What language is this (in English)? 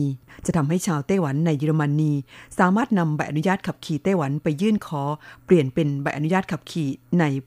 Thai